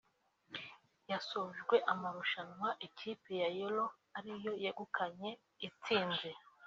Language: Kinyarwanda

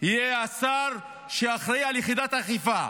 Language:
Hebrew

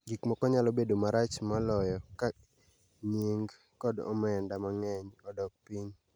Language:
Luo (Kenya and Tanzania)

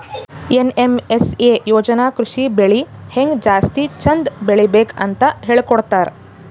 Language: Kannada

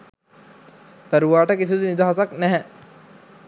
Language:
Sinhala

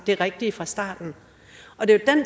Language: Danish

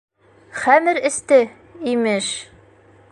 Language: Bashkir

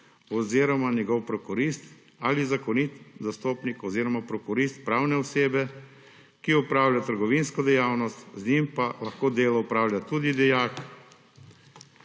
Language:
Slovenian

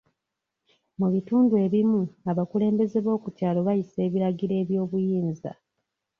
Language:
Ganda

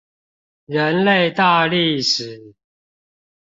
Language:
Chinese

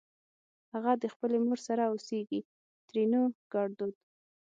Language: Pashto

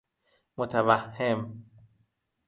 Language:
Persian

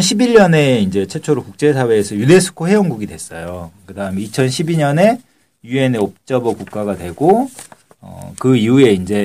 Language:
Korean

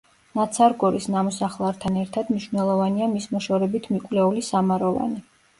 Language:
Georgian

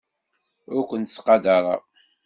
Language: Kabyle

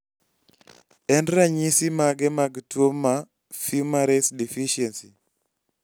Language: Luo (Kenya and Tanzania)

